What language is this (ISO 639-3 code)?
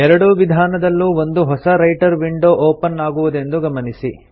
kan